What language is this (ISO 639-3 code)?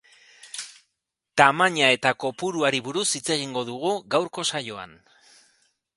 eus